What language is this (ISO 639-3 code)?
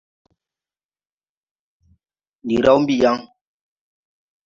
tui